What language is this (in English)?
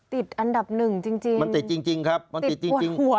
Thai